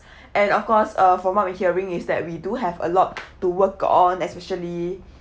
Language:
English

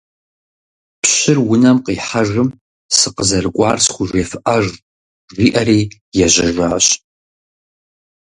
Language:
Kabardian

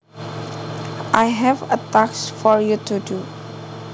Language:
Javanese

